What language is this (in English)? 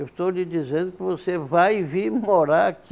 Portuguese